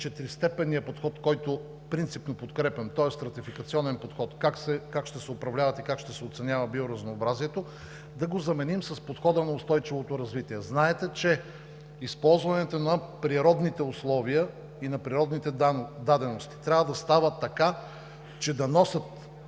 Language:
Bulgarian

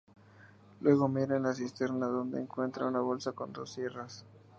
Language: Spanish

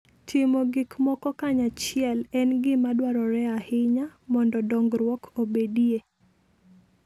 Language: Luo (Kenya and Tanzania)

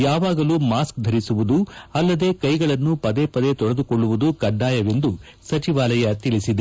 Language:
Kannada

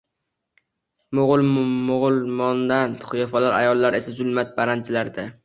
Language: Uzbek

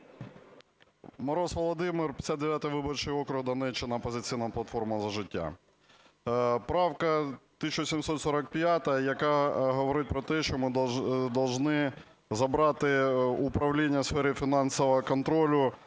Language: Ukrainian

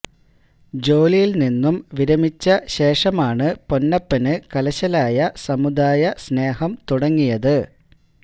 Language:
Malayalam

